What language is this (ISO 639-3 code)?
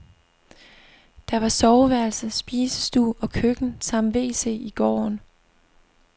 dan